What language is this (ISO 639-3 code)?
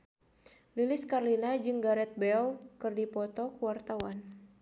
sun